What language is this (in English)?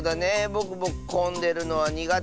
Japanese